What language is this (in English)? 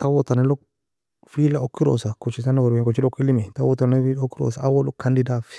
Nobiin